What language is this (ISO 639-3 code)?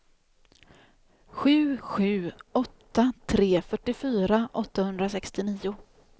swe